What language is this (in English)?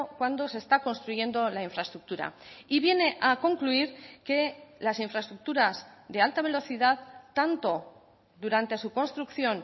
Spanish